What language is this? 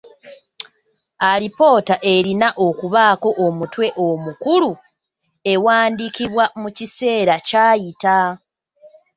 Ganda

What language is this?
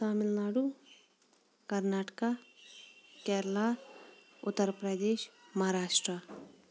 Kashmiri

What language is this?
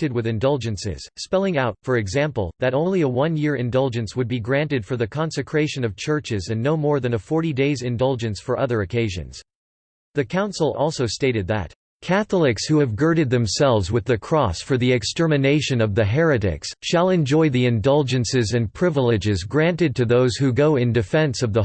English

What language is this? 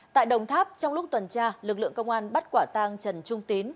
Vietnamese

